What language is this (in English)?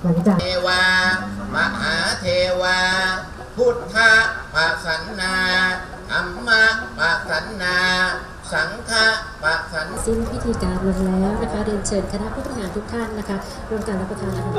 Thai